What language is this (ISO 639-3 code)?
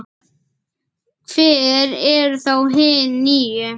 isl